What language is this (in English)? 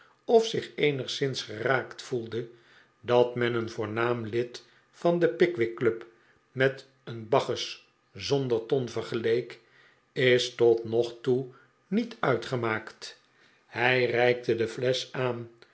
Dutch